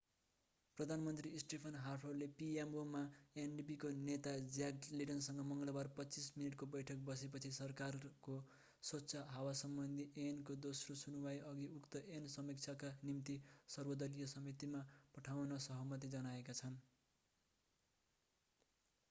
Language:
Nepali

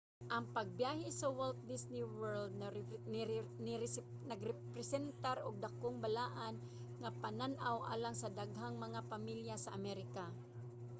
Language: Cebuano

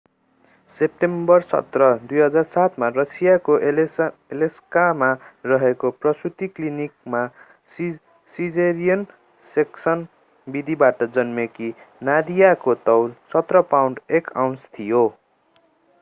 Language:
Nepali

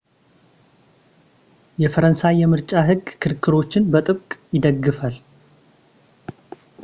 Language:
Amharic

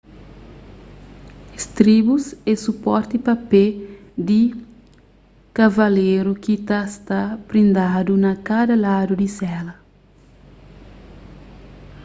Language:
Kabuverdianu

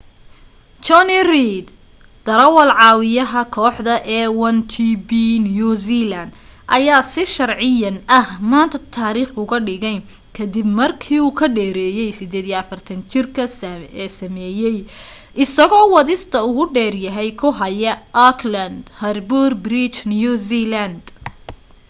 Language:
Somali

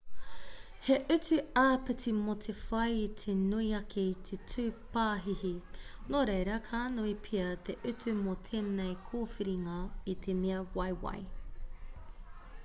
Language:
Māori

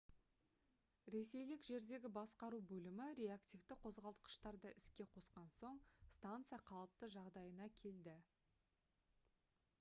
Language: Kazakh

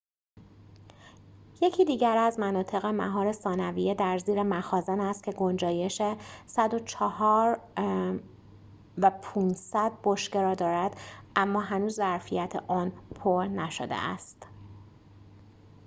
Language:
Persian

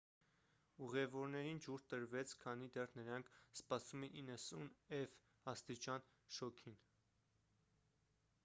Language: Armenian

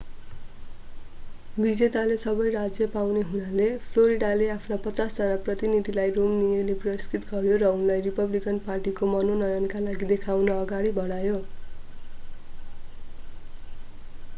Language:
Nepali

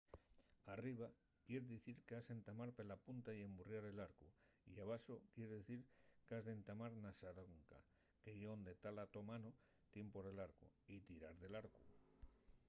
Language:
Asturian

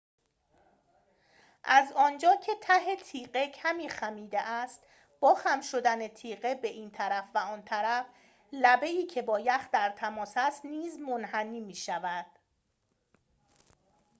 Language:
Persian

